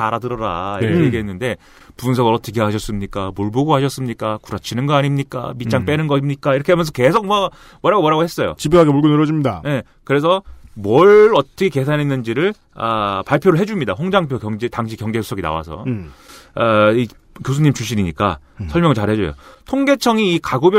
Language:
Korean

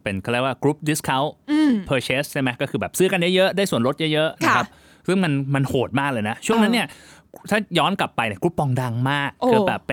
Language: Thai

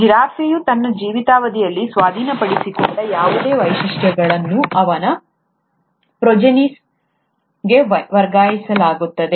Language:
Kannada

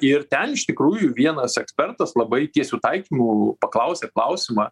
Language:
Lithuanian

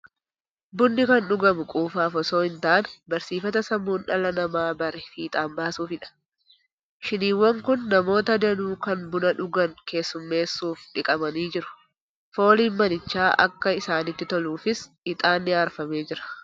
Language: Oromo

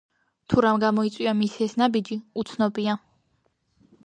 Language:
Georgian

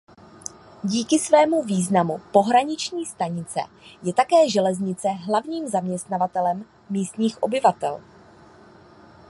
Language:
Czech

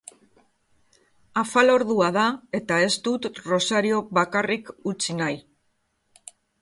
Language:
Basque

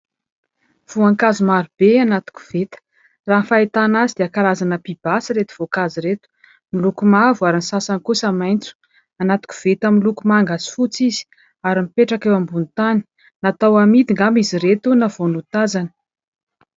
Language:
Malagasy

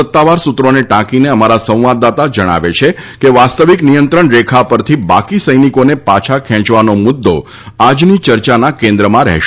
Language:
Gujarati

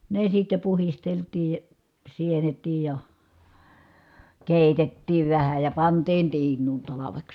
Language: Finnish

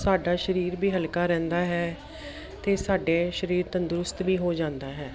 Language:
Punjabi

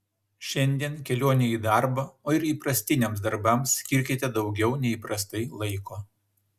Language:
Lithuanian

